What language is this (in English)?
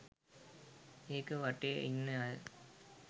Sinhala